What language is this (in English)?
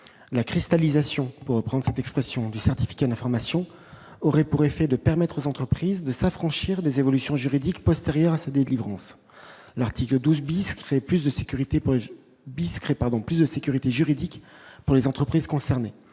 French